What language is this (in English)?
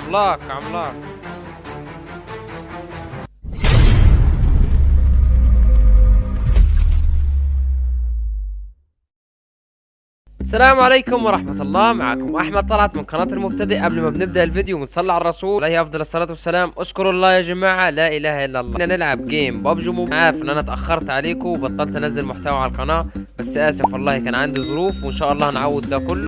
Arabic